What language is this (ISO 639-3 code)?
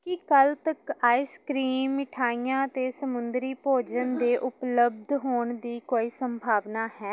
pan